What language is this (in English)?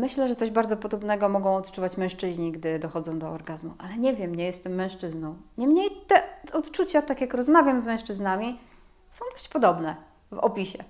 Polish